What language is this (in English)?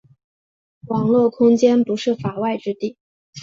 Chinese